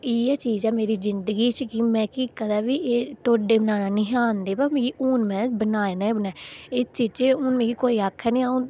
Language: Dogri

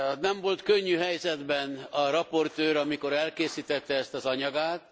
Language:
Hungarian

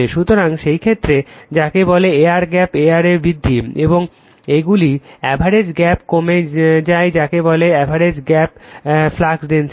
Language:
Bangla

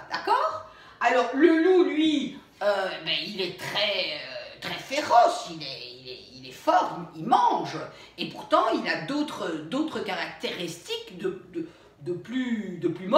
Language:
French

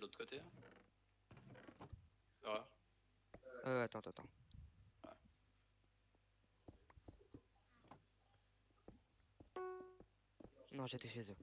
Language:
French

